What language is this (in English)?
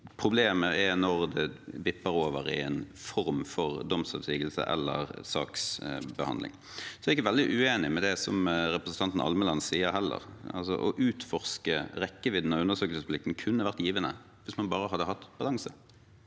Norwegian